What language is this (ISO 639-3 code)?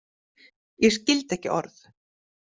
isl